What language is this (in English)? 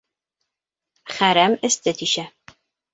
Bashkir